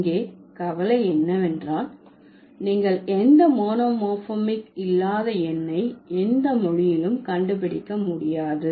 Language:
Tamil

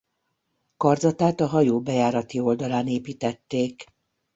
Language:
Hungarian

